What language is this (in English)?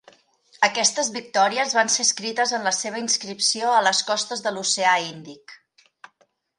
Catalan